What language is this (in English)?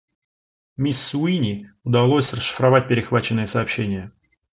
Russian